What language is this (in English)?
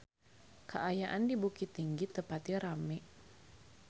Sundanese